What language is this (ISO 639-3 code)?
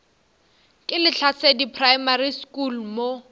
nso